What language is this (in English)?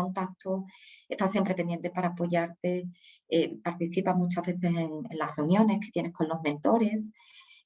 Spanish